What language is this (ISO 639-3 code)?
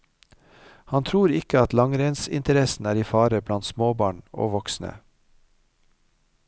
nor